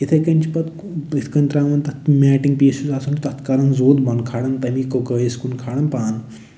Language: Kashmiri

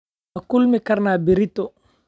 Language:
Somali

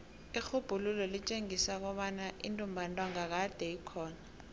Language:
South Ndebele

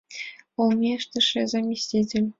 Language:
Mari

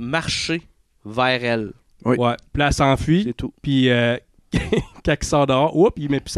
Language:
French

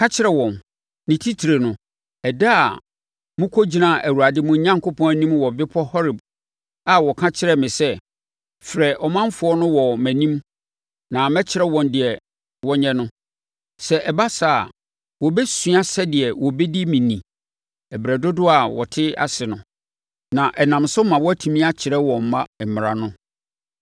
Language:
Akan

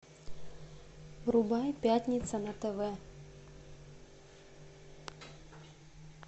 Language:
Russian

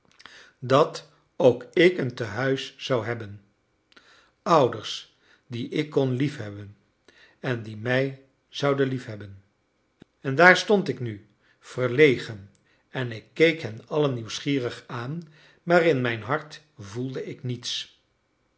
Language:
Dutch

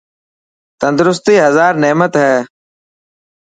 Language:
Dhatki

